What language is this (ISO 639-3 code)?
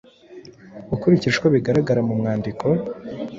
kin